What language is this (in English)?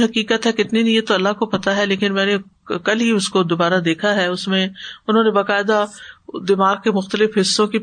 Urdu